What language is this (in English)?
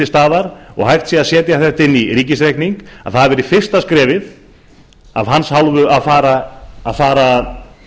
Icelandic